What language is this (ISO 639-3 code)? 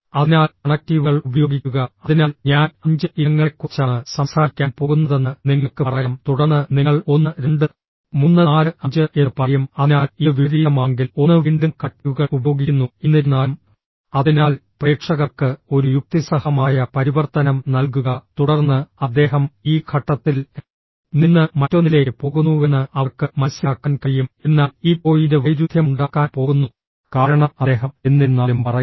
mal